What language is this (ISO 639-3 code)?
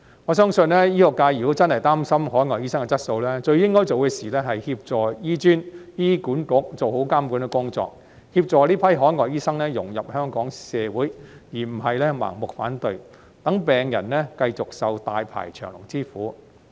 yue